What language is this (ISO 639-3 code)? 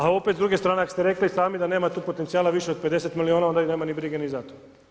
hrv